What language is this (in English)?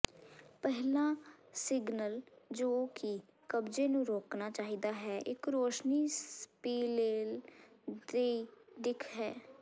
Punjabi